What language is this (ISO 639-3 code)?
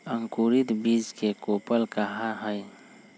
mag